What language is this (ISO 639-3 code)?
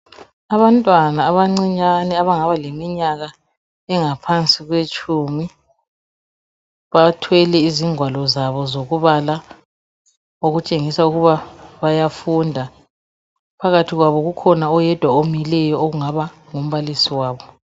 nde